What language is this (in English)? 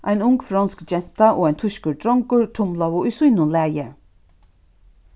Faroese